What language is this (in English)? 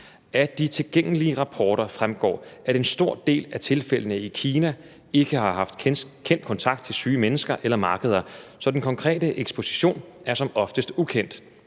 Danish